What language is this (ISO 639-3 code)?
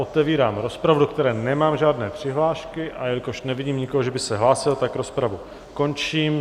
ces